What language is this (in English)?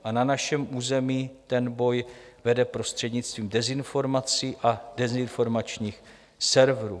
Czech